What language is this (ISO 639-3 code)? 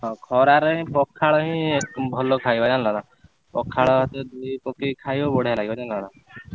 ori